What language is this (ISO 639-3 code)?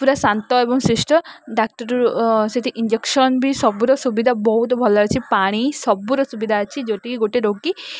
ori